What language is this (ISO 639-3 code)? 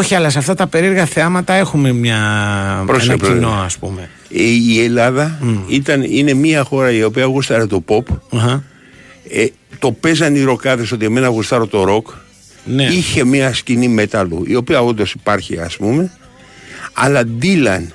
ell